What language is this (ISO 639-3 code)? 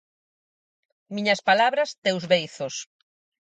glg